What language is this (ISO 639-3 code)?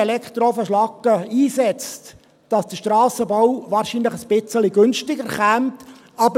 gsw